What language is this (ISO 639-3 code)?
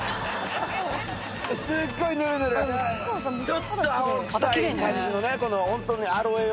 jpn